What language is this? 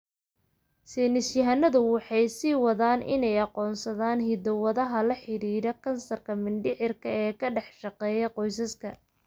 Somali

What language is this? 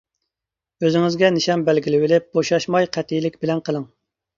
Uyghur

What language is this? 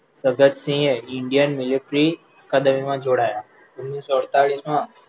Gujarati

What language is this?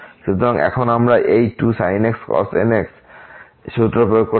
Bangla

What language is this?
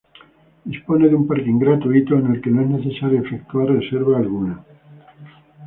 Spanish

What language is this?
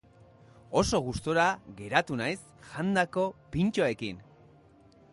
Basque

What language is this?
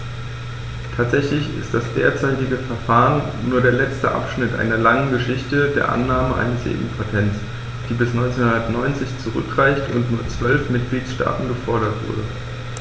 German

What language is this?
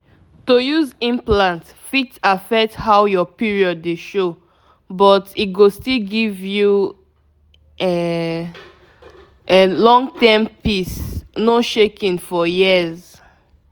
Nigerian Pidgin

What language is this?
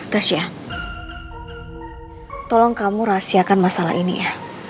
Indonesian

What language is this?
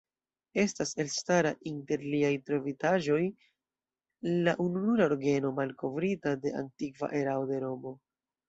Esperanto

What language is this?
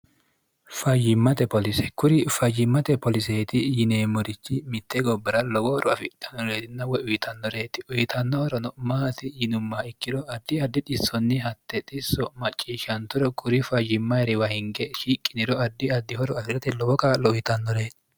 Sidamo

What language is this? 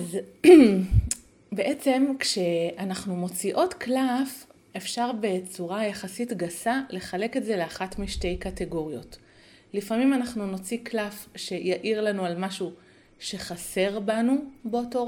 Hebrew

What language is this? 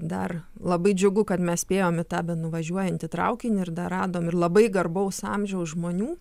Lithuanian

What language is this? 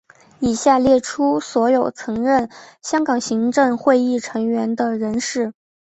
Chinese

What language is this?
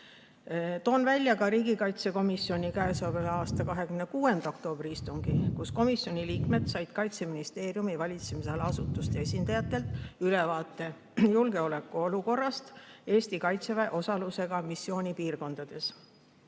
Estonian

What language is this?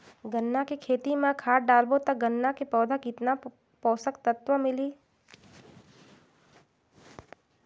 Chhattisgarhi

